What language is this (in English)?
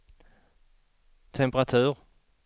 Swedish